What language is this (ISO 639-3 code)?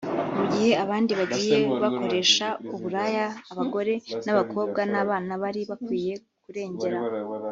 kin